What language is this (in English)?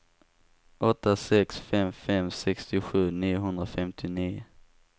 Swedish